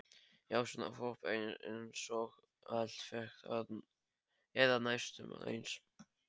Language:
Icelandic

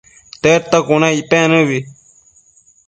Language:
Matsés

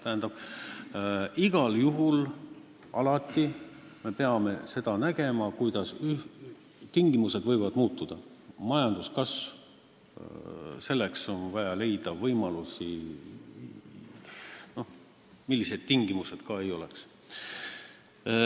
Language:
Estonian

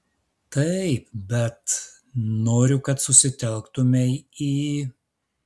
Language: Lithuanian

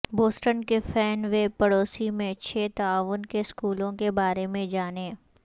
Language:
Urdu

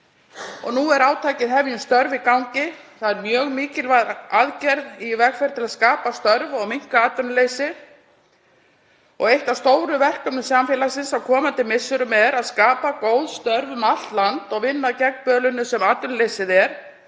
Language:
Icelandic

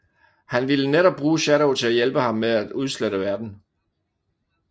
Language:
Danish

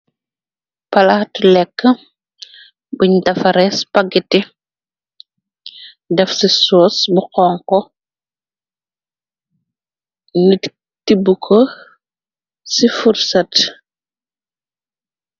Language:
Wolof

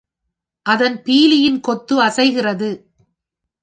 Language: Tamil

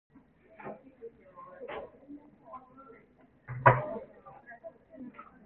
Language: Cantonese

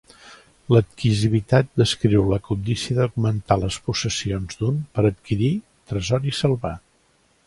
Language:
Catalan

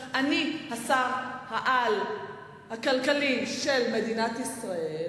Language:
Hebrew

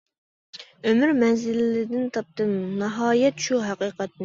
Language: Uyghur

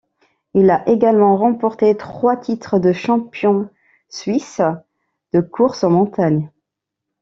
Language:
French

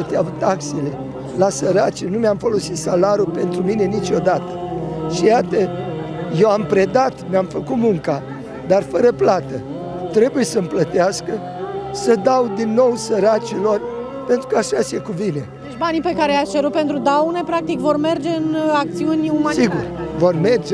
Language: Romanian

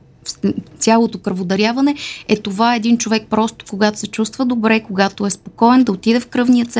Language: Bulgarian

